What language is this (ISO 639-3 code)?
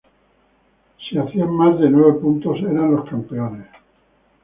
spa